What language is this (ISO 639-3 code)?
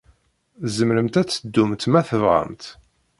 kab